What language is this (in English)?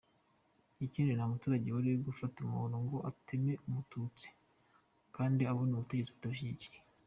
Kinyarwanda